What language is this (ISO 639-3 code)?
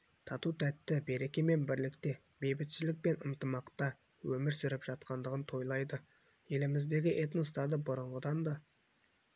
kaz